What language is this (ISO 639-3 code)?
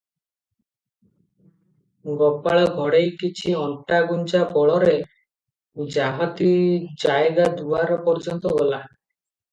ori